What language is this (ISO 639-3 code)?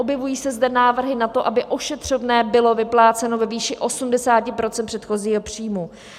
ces